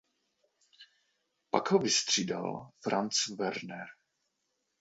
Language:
Czech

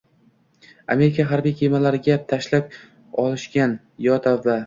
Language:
Uzbek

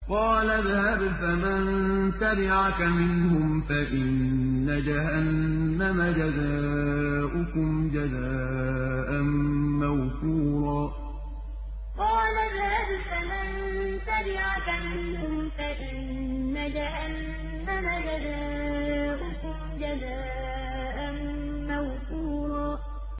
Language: Arabic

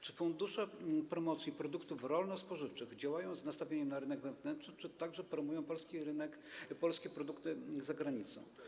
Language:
Polish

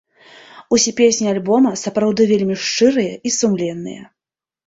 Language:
Belarusian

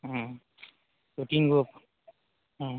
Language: Maithili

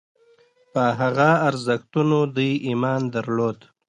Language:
Pashto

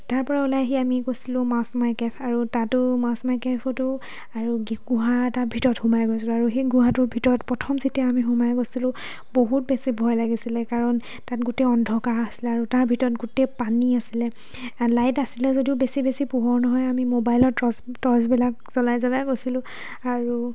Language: Assamese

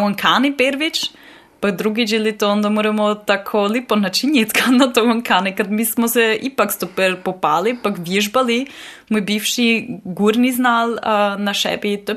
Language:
Croatian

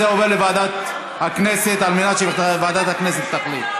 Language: Hebrew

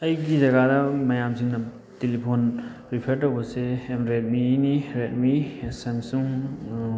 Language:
Manipuri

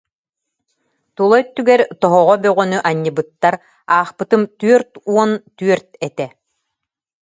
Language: Yakut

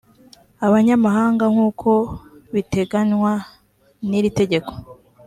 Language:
Kinyarwanda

